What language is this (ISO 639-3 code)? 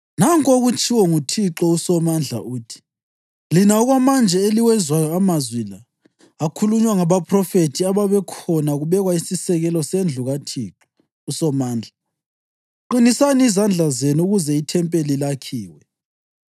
nde